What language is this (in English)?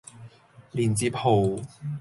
Cantonese